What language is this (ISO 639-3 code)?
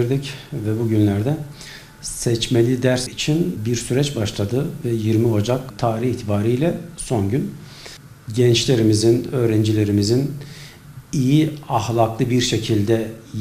tur